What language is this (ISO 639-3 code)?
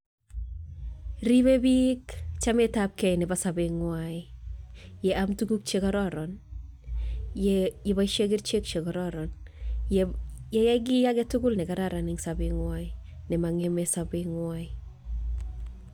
kln